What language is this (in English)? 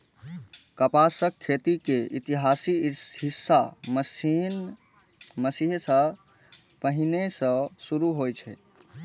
Maithili